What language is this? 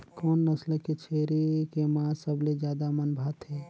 Chhattisgarhi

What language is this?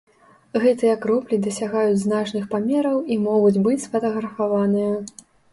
Belarusian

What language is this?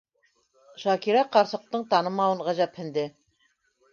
Bashkir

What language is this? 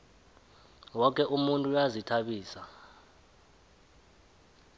South Ndebele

